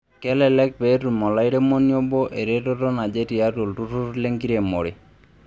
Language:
Masai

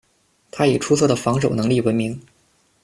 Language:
Chinese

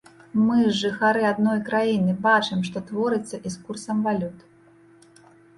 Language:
Belarusian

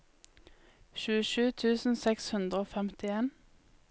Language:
Norwegian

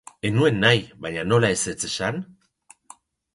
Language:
Basque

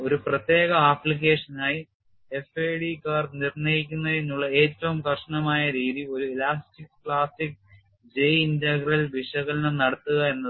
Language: Malayalam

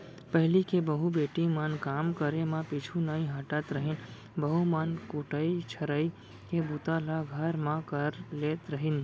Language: Chhattisgarhi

